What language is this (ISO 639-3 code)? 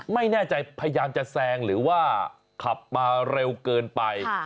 tha